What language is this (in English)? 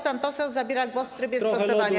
Polish